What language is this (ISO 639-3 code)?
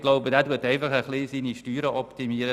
gsw